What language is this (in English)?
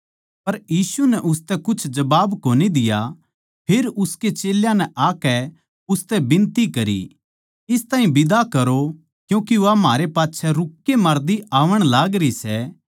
Haryanvi